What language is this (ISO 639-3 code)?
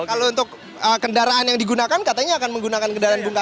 ind